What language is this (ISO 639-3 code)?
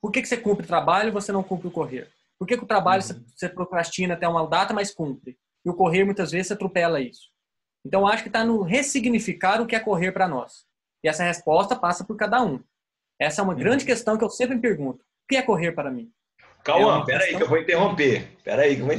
por